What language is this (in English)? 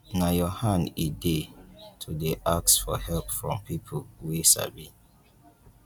Nigerian Pidgin